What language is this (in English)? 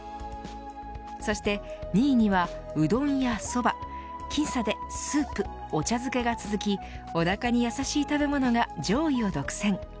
Japanese